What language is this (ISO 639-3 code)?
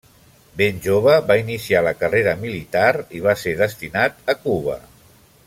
cat